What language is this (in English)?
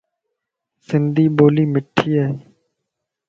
Lasi